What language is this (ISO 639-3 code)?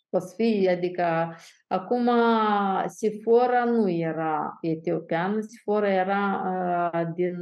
ron